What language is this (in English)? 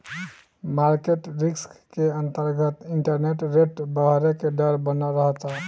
Bhojpuri